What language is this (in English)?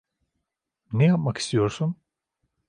Turkish